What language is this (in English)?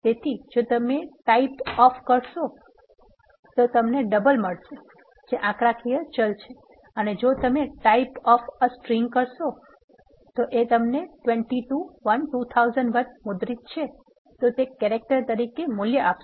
Gujarati